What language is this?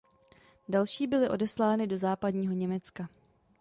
Czech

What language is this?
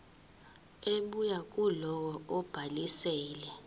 Zulu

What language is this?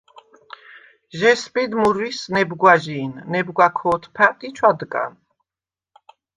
Svan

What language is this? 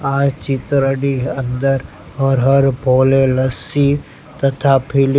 Gujarati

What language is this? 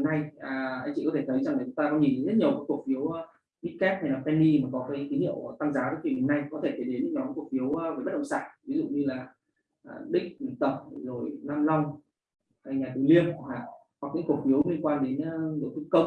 Vietnamese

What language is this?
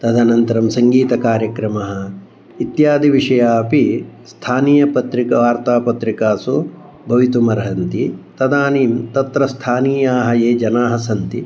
Sanskrit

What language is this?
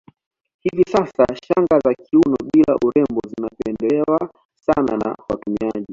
Swahili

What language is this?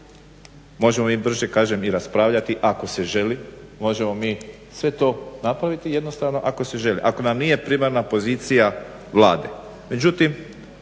Croatian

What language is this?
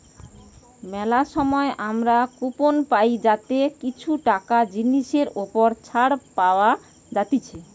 Bangla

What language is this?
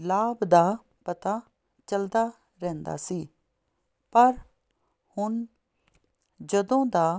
Punjabi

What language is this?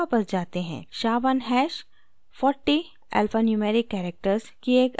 Hindi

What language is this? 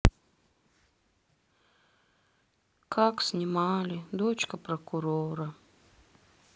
Russian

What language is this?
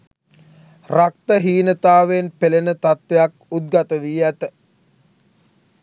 Sinhala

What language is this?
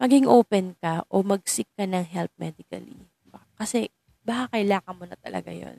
Filipino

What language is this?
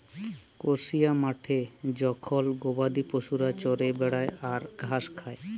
Bangla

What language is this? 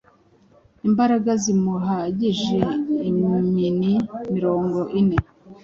Kinyarwanda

